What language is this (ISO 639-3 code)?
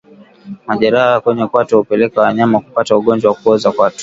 swa